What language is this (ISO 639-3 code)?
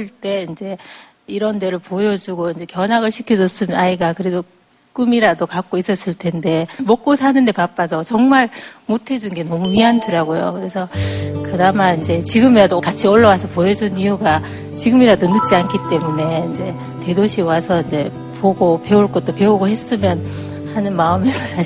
kor